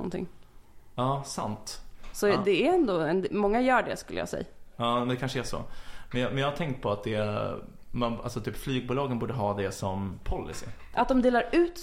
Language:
Swedish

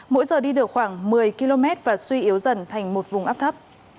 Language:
Vietnamese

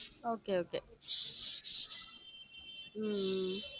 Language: Tamil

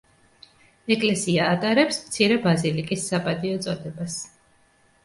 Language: Georgian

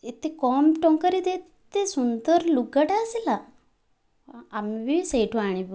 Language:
Odia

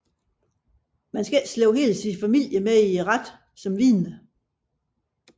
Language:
Danish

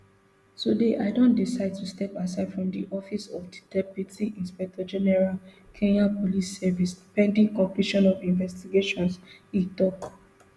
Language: Nigerian Pidgin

